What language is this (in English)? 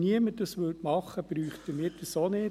Swiss German